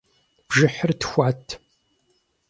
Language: Kabardian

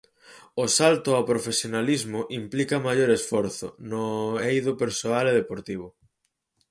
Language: Galician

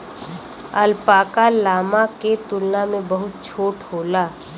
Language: Bhojpuri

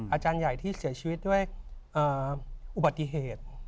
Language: Thai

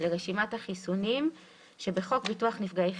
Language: Hebrew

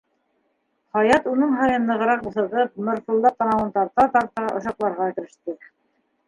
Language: Bashkir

